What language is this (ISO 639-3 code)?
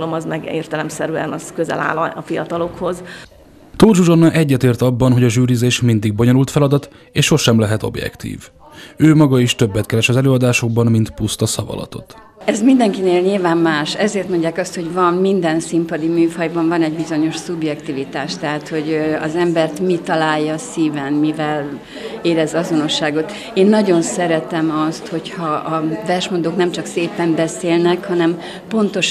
hun